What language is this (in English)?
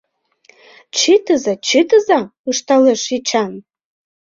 Mari